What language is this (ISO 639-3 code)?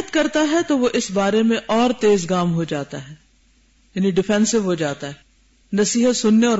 urd